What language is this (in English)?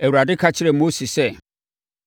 Akan